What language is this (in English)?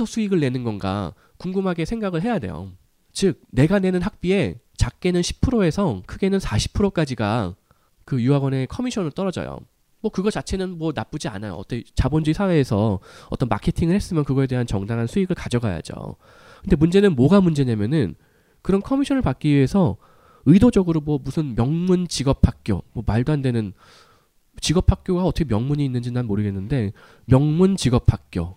Korean